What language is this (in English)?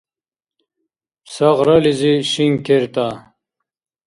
Dargwa